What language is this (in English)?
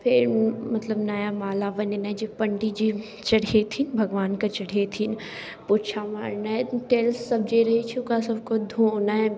Maithili